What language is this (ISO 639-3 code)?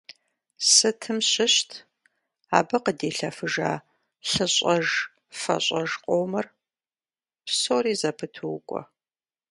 kbd